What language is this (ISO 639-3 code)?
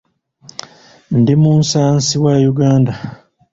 lug